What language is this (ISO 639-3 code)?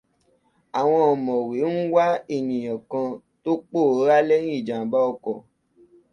yor